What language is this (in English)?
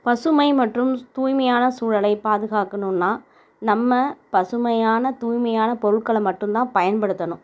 Tamil